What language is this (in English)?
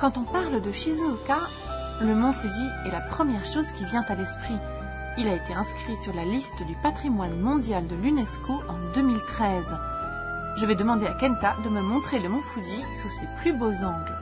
French